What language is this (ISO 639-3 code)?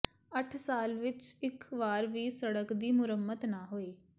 pan